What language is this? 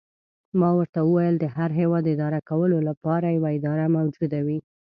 Pashto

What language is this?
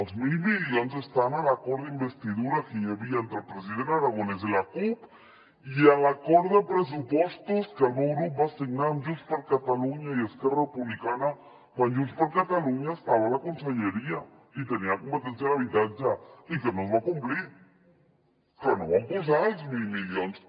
Catalan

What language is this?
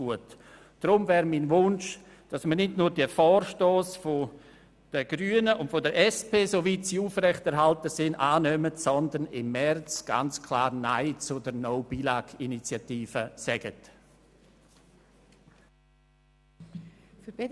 Swiss German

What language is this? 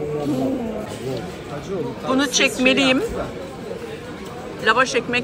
Turkish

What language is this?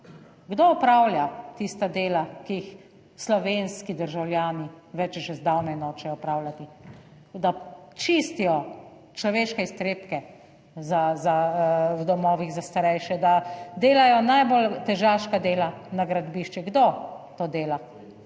Slovenian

